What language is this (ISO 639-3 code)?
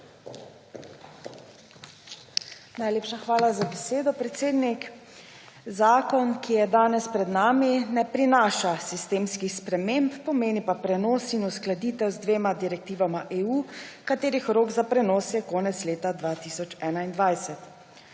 slv